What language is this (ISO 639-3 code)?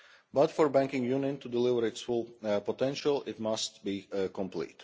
eng